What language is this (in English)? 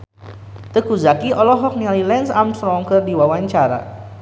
Sundanese